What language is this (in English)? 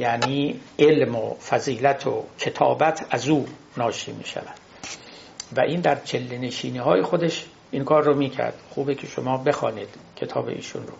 Persian